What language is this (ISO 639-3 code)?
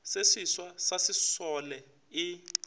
nso